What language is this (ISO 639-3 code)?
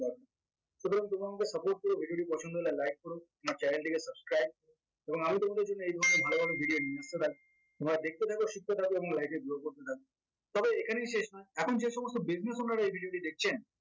ben